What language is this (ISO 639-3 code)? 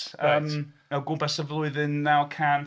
cym